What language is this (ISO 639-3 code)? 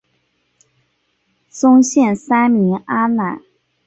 zho